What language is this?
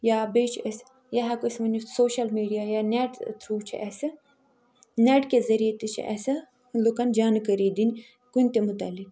Kashmiri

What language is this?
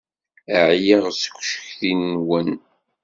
Kabyle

